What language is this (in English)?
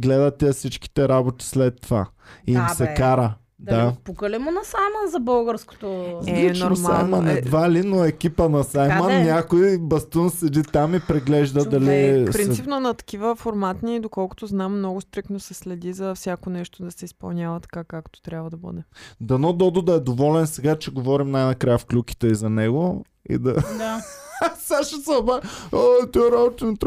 Bulgarian